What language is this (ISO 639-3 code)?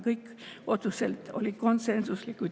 est